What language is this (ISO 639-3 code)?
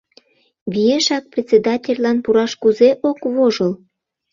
chm